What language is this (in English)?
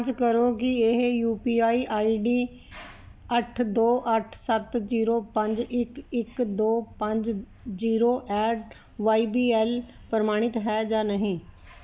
Punjabi